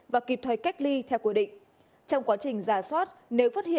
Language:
Vietnamese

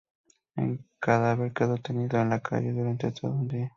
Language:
Spanish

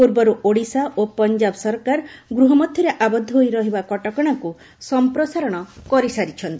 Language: Odia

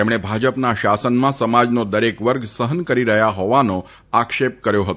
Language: Gujarati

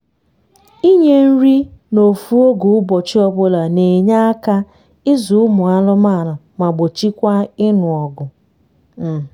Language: Igbo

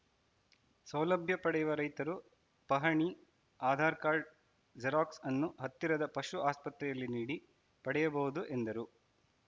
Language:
Kannada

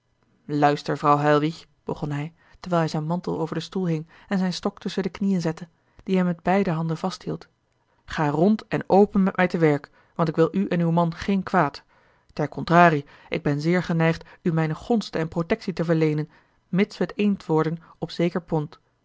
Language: Dutch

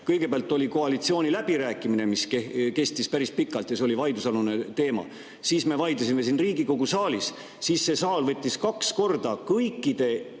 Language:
Estonian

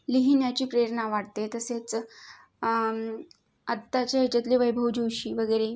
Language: Marathi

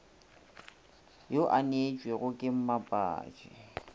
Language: Northern Sotho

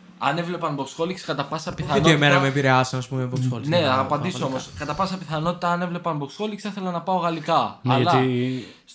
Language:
Greek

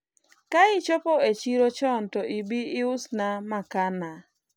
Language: Luo (Kenya and Tanzania)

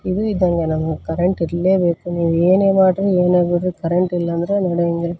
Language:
Kannada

